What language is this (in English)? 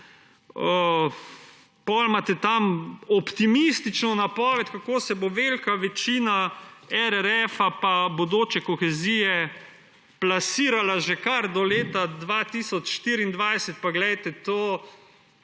Slovenian